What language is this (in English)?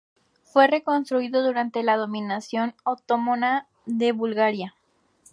Spanish